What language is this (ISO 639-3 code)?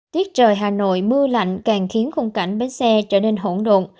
vie